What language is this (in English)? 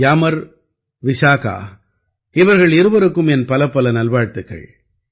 Tamil